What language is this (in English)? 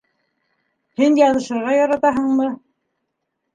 Bashkir